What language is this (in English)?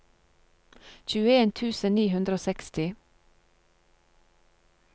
Norwegian